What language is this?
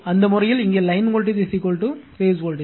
Tamil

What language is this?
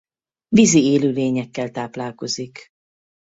Hungarian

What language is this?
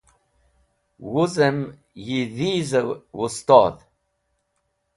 Wakhi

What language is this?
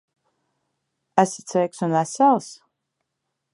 Latvian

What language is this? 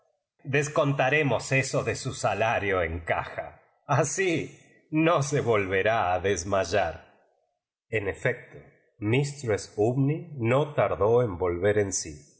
Spanish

